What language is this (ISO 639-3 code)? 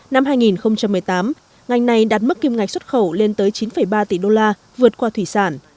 vie